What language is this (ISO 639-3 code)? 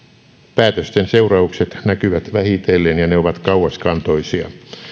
fin